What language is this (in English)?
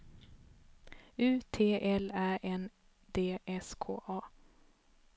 Swedish